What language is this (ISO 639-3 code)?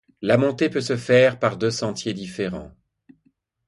fra